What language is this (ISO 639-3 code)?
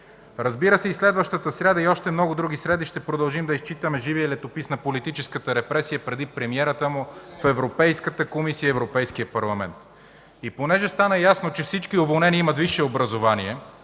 bul